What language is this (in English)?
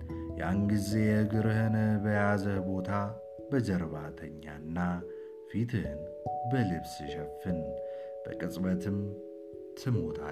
Amharic